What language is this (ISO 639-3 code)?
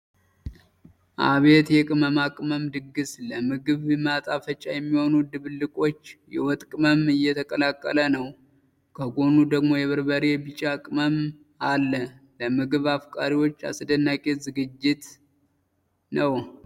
amh